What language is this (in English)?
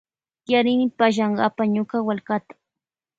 Loja Highland Quichua